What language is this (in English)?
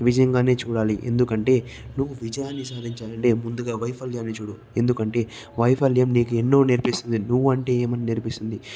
Telugu